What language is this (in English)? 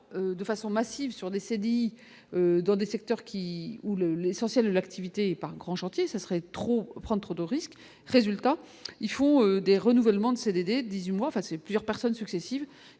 French